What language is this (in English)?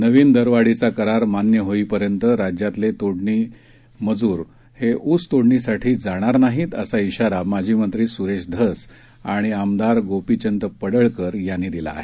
Marathi